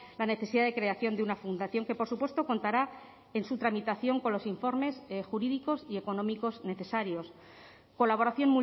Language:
Spanish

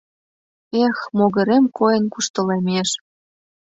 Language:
Mari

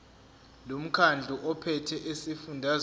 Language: Zulu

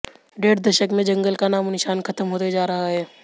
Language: Hindi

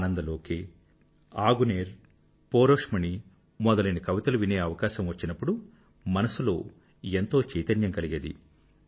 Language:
Telugu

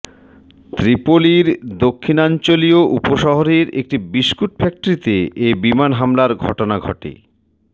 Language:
Bangla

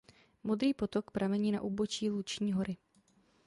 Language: Czech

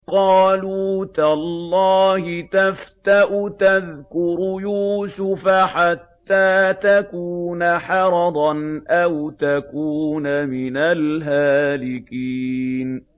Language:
Arabic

